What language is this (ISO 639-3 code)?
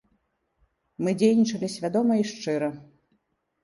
bel